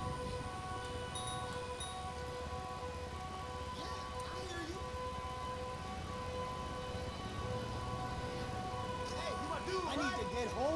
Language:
Dutch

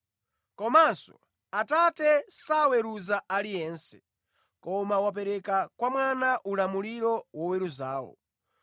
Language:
Nyanja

